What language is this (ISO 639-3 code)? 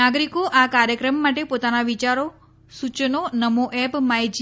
guj